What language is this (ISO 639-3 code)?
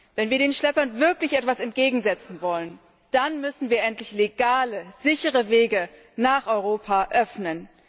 deu